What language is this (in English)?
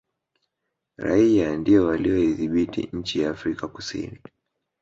Swahili